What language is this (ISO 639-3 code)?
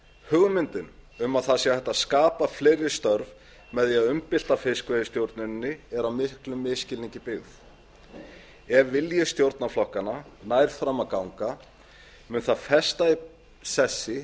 isl